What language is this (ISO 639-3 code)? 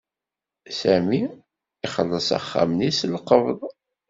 kab